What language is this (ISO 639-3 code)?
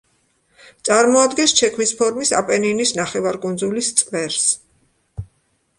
kat